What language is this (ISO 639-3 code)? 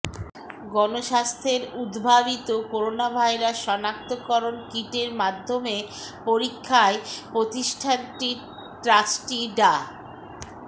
ben